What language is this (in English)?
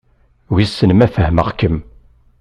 Kabyle